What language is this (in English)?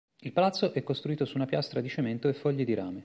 Italian